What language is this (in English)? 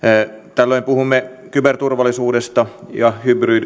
Finnish